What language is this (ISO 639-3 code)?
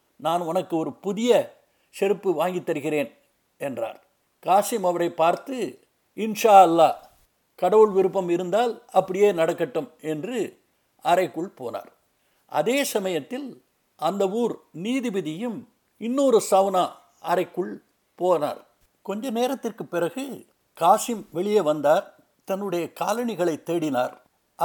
tam